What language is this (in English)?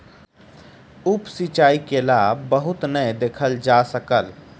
Maithili